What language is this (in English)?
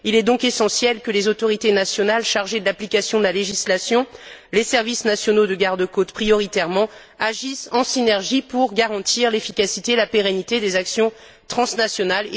French